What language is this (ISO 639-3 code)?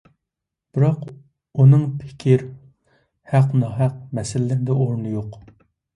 uig